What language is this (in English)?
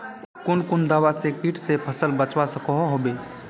Magahi